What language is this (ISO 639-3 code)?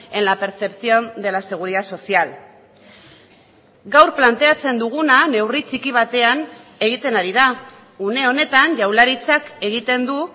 eus